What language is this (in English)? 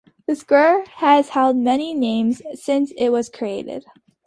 English